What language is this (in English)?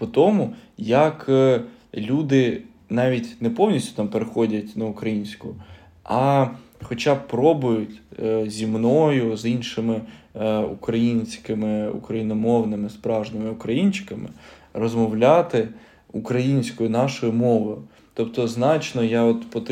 Ukrainian